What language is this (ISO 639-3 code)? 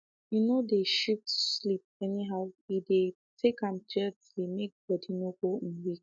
pcm